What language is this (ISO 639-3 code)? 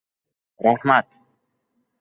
uzb